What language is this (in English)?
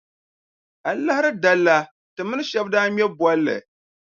Dagbani